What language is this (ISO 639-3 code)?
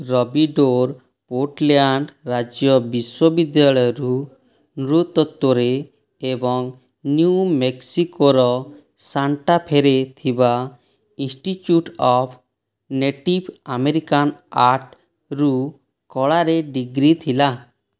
ori